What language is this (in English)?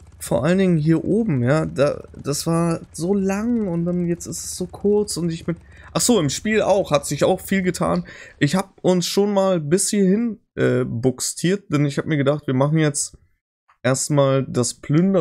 German